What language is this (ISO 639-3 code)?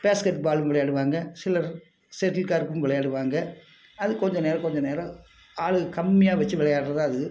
tam